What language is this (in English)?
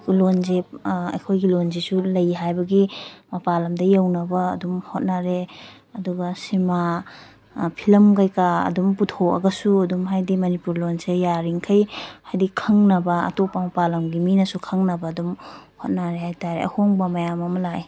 Manipuri